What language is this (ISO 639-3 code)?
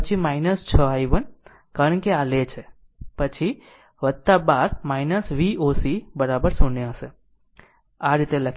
guj